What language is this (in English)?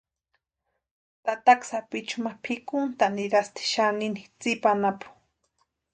Western Highland Purepecha